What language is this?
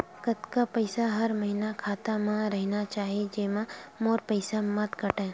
Chhattisgarhi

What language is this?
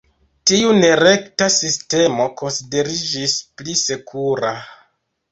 Esperanto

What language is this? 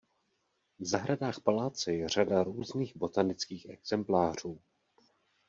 Czech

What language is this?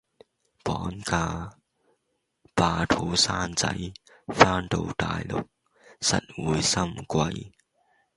Cantonese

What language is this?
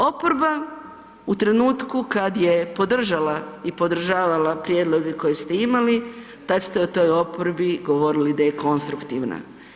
Croatian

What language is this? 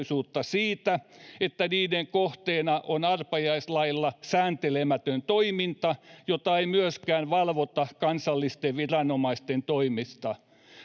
Finnish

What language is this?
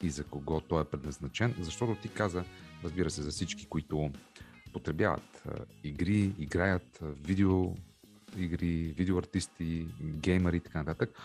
Bulgarian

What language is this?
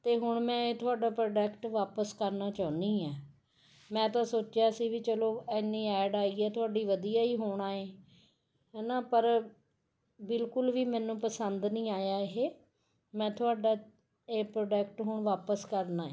Punjabi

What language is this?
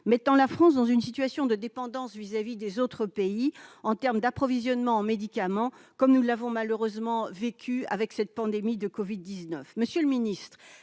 French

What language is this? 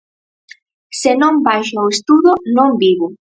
Galician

